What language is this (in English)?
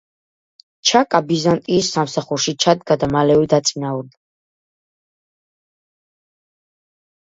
Georgian